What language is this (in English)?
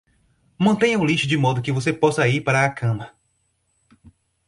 Portuguese